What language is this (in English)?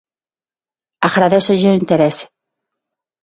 Galician